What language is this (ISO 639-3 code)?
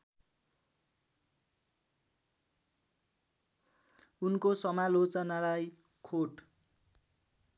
nep